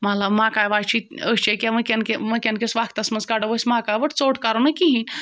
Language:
Kashmiri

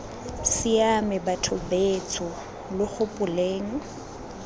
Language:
Tswana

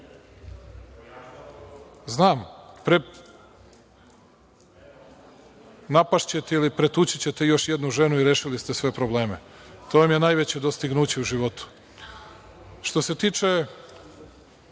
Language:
Serbian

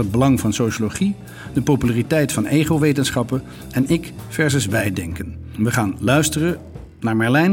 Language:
Dutch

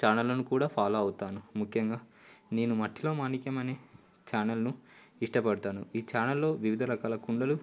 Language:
Telugu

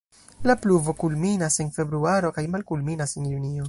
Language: Esperanto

